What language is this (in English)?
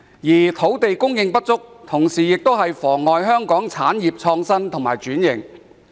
Cantonese